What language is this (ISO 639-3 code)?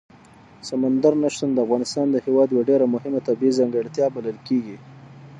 pus